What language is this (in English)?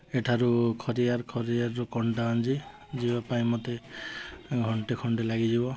Odia